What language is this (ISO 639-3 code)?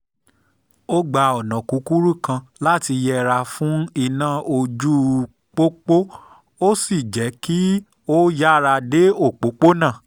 yor